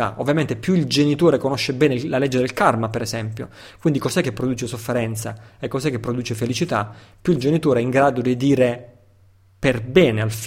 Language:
Italian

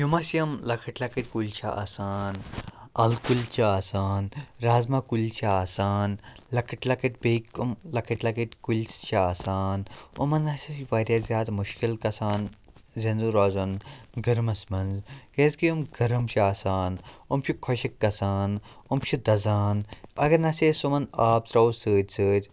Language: Kashmiri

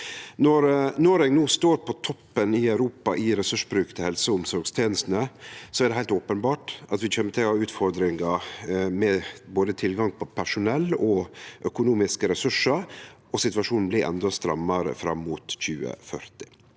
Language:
Norwegian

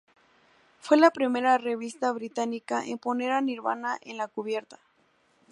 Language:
Spanish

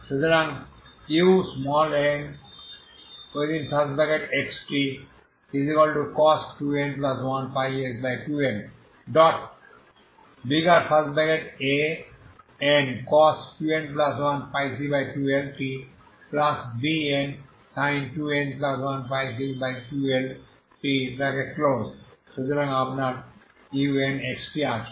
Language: Bangla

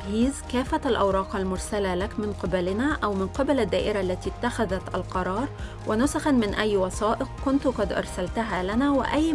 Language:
Arabic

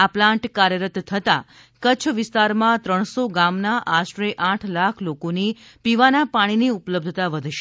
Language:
Gujarati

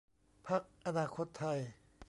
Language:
Thai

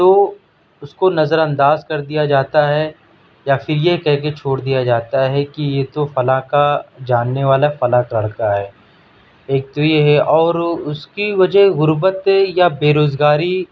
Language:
Urdu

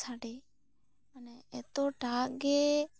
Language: Santali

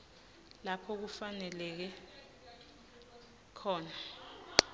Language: Swati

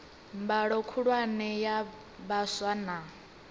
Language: Venda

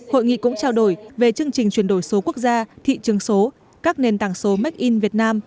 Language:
Vietnamese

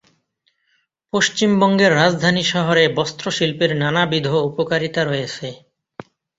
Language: Bangla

